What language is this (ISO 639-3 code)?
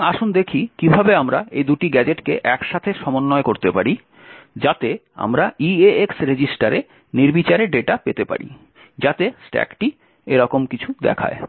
ben